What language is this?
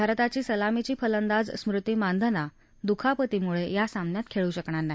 Marathi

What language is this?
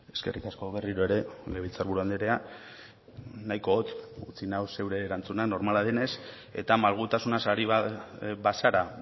Basque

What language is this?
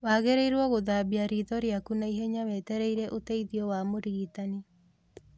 Kikuyu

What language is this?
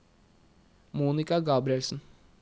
Norwegian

